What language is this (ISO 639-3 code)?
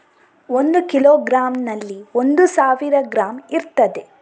kan